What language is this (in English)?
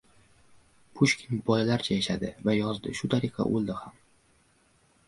Uzbek